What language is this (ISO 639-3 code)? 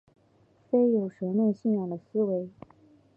zho